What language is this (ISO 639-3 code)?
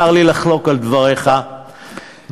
heb